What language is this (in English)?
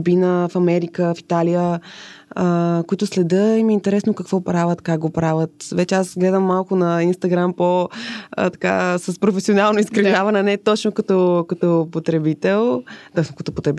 Bulgarian